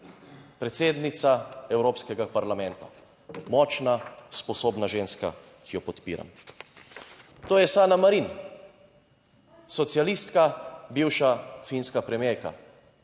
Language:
Slovenian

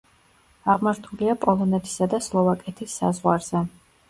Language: Georgian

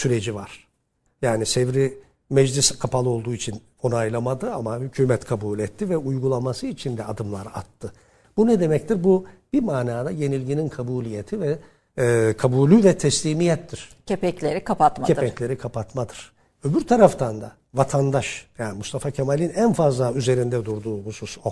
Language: Turkish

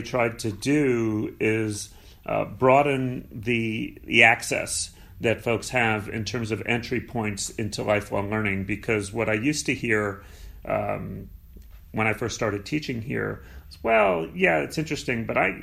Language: English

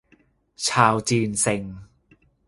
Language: Thai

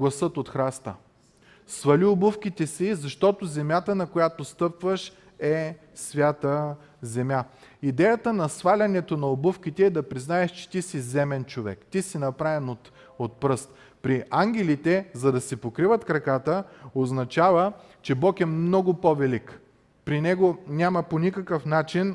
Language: Bulgarian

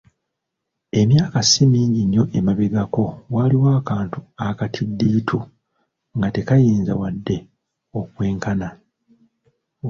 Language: Ganda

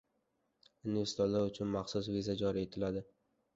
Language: Uzbek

